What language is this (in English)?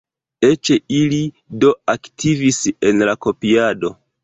Esperanto